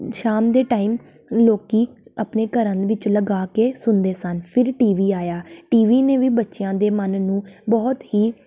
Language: Punjabi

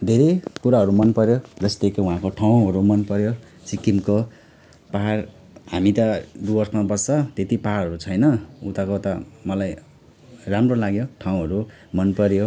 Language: Nepali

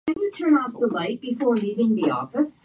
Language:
Japanese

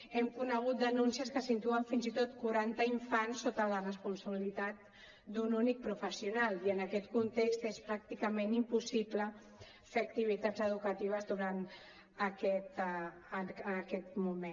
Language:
Catalan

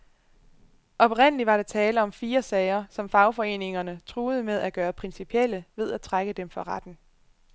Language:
Danish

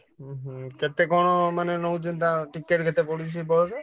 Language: Odia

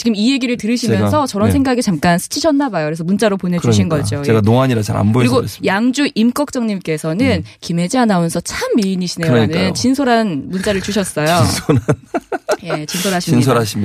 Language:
Korean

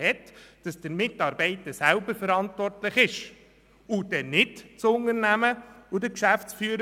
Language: Swiss German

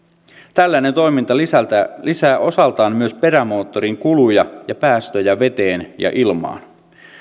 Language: Finnish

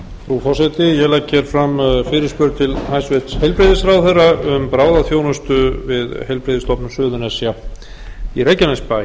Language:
Icelandic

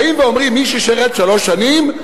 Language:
Hebrew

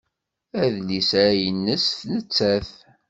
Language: Kabyle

